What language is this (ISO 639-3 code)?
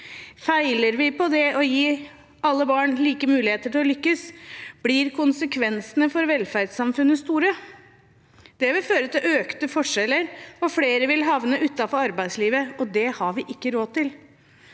nor